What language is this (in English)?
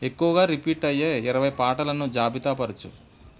Telugu